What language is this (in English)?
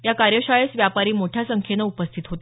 Marathi